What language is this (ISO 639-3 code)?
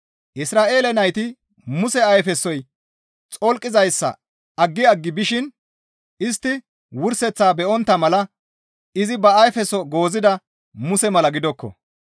gmv